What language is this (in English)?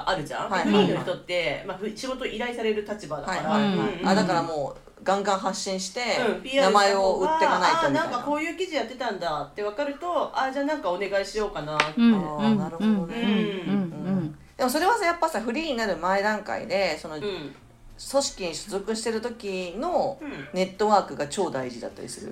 Japanese